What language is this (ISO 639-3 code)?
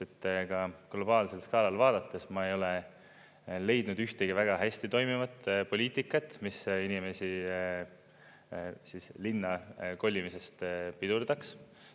est